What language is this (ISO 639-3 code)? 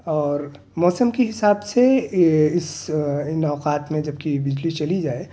urd